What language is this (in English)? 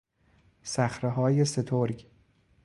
Persian